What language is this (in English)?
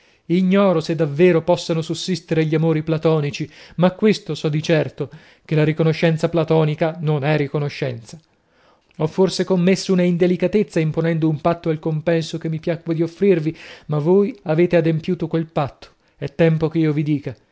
Italian